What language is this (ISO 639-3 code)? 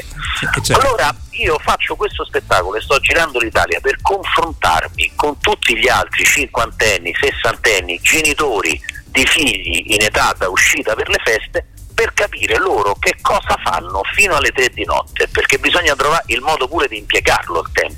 ita